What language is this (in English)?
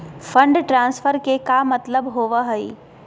Magahi